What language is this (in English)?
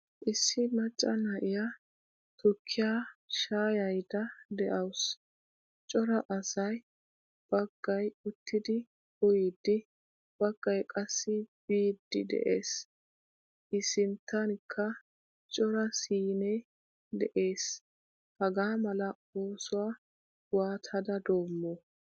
Wolaytta